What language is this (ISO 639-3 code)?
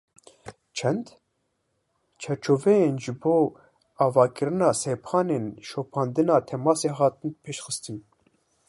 kur